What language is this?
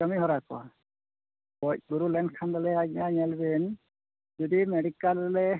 Santali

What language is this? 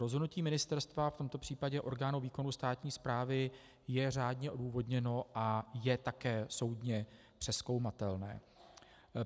Czech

